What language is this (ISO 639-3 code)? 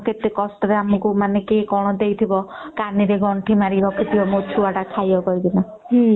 ori